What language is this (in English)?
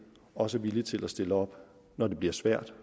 Danish